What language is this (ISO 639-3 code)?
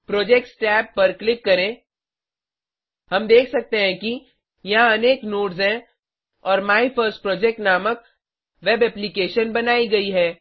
hin